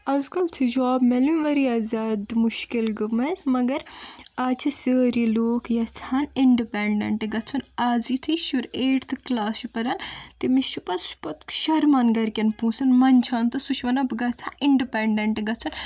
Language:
Kashmiri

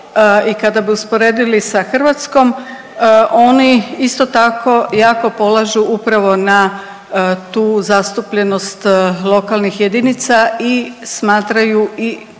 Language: Croatian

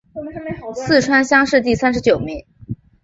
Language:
Chinese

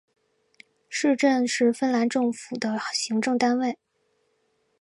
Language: Chinese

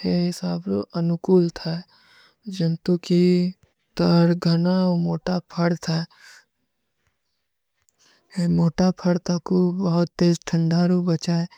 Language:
Kui (India)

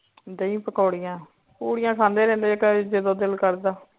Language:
Punjabi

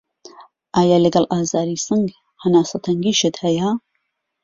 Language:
Central Kurdish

